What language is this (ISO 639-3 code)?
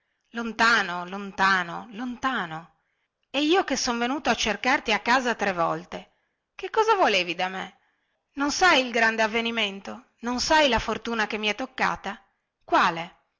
ita